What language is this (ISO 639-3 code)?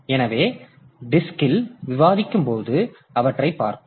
tam